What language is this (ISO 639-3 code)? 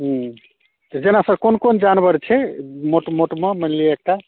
mai